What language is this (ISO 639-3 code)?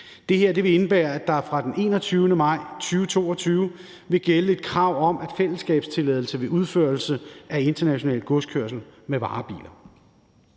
dan